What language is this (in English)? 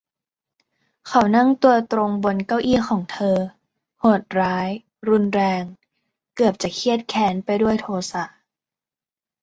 Thai